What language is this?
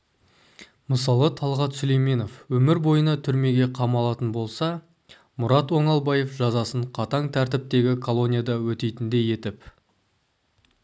Kazakh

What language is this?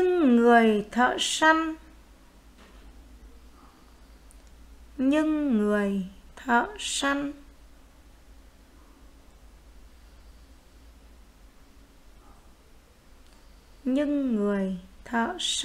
Vietnamese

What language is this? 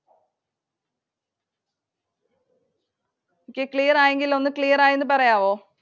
Malayalam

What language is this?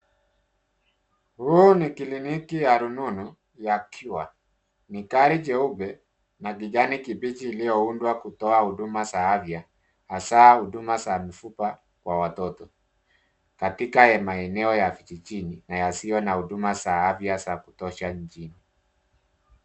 Swahili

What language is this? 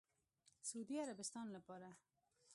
Pashto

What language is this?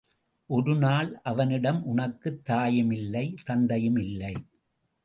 Tamil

